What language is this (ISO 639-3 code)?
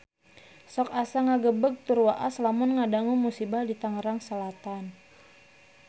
sun